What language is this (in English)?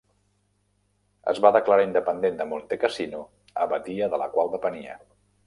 Catalan